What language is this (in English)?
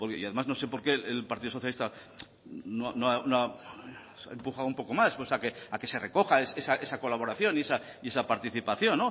Spanish